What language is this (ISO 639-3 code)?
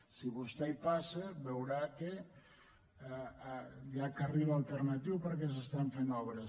cat